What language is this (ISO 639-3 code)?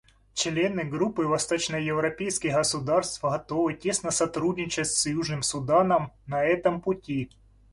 rus